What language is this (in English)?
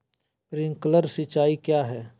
Magahi